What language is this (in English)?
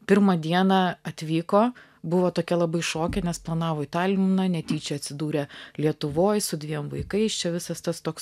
Lithuanian